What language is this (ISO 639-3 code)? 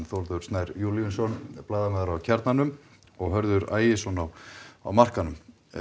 isl